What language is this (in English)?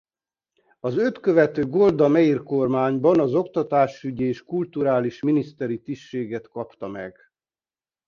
Hungarian